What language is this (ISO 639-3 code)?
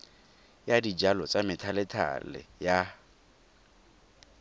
tsn